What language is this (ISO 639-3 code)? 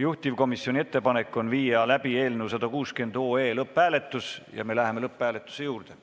est